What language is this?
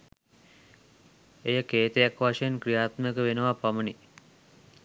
Sinhala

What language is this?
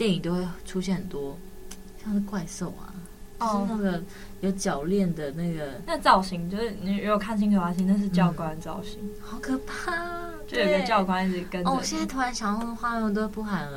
Chinese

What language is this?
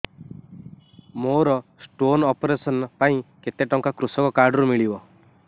Odia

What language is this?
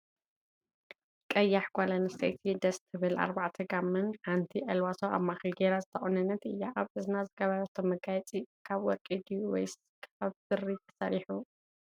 Tigrinya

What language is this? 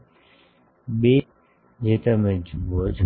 Gujarati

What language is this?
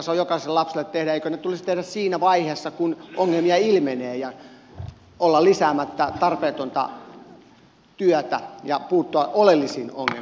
Finnish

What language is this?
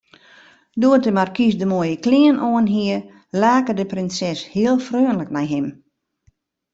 Western Frisian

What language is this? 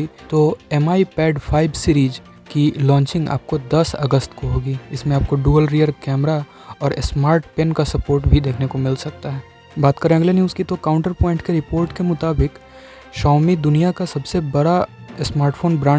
Hindi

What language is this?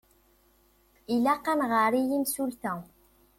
Kabyle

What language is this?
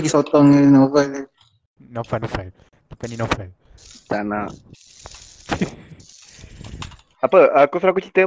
Malay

